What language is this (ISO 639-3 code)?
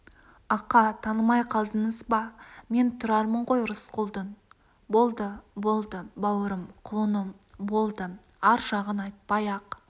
kaz